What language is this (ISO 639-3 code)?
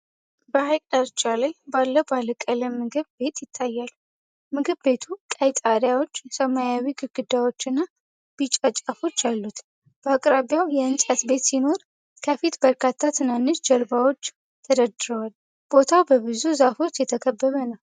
amh